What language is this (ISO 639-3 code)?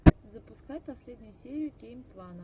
rus